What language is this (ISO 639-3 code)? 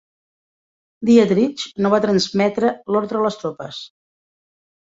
cat